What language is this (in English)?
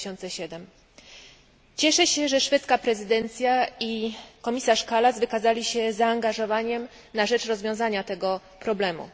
Polish